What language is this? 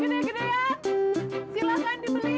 Indonesian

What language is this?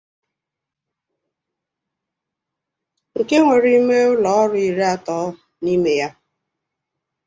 Igbo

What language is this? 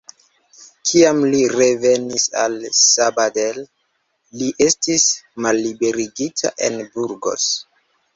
Esperanto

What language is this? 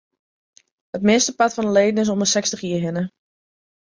Western Frisian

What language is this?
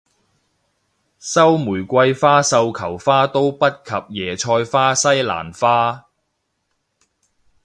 Cantonese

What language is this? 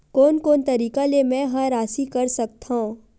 Chhattisgarhi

